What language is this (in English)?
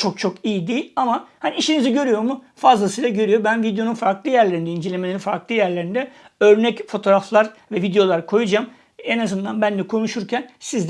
Turkish